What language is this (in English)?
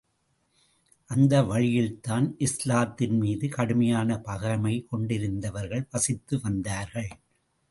Tamil